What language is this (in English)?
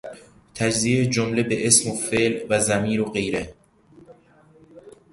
Persian